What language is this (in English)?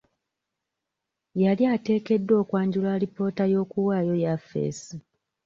Ganda